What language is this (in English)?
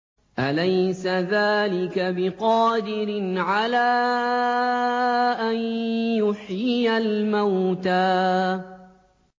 Arabic